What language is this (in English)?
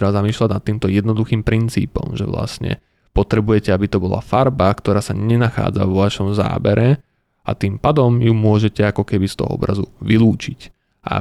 Slovak